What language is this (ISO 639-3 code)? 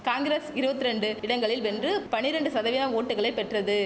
tam